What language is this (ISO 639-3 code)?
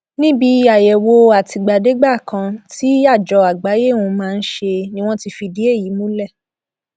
yor